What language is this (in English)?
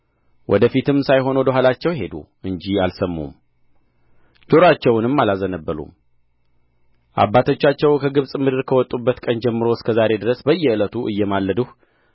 Amharic